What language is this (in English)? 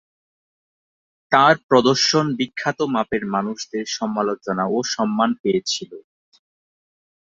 Bangla